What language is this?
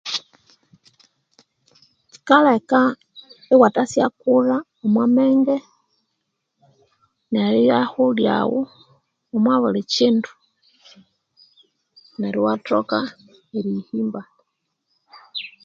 Konzo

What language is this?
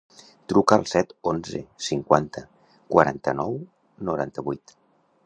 Catalan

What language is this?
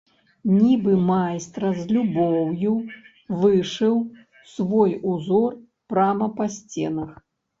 Belarusian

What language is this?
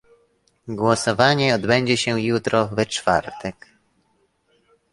Polish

